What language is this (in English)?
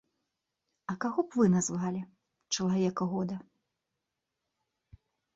Belarusian